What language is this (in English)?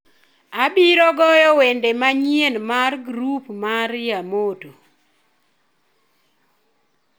Luo (Kenya and Tanzania)